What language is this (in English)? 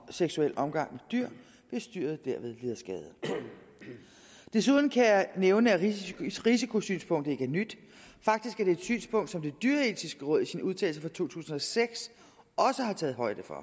Danish